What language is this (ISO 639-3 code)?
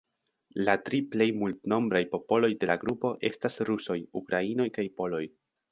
epo